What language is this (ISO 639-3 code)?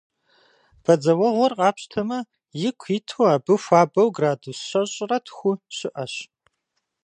kbd